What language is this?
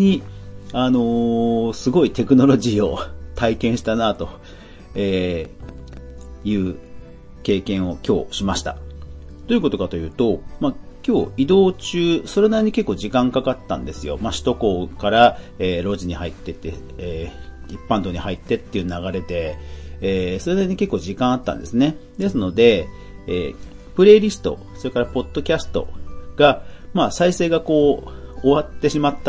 Japanese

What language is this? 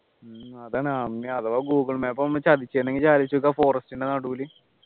Malayalam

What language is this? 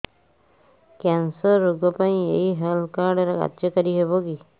Odia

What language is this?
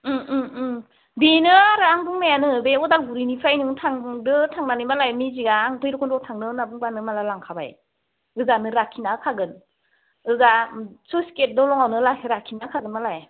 Bodo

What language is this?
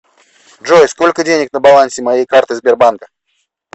Russian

